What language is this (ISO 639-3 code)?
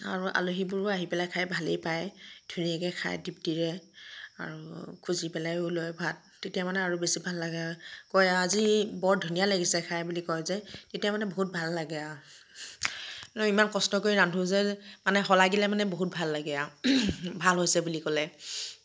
asm